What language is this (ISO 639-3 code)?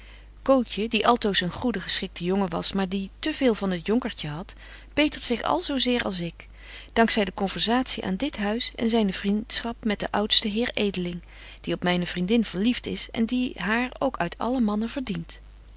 nld